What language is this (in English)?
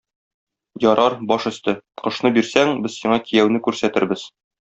Tatar